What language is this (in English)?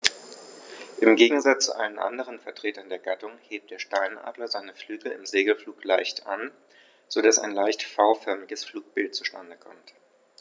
German